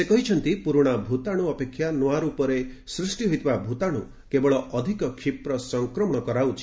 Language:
Odia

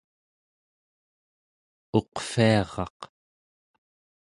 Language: Central Yupik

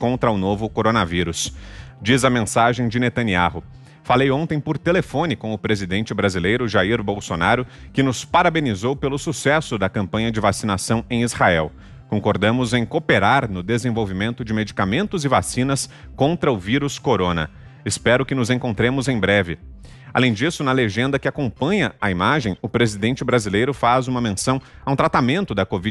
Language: Portuguese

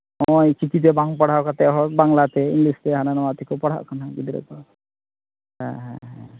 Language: Santali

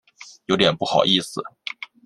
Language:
Chinese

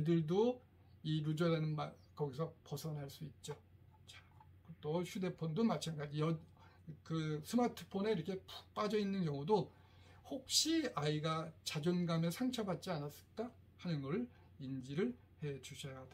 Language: Korean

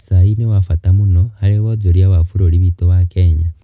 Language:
Kikuyu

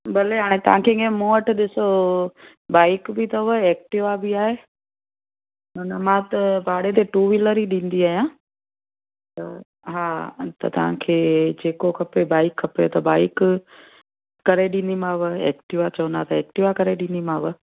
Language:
Sindhi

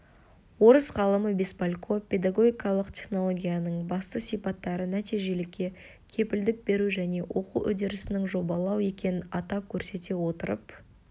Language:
Kazakh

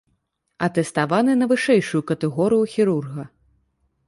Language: Belarusian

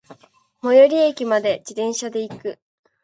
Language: Japanese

